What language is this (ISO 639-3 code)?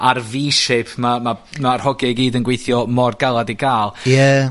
cym